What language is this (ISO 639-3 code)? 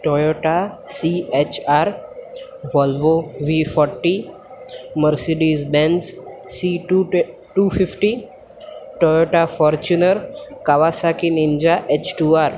guj